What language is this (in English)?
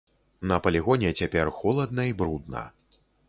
Belarusian